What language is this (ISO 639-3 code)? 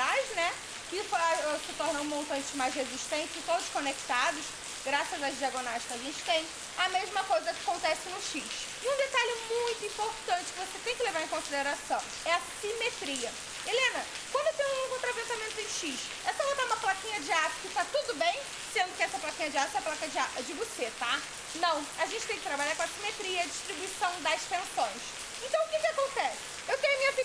por